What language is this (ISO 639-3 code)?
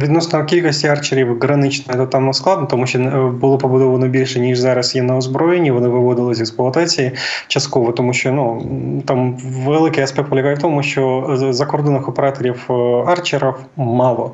ukr